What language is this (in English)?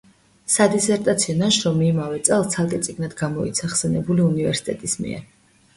Georgian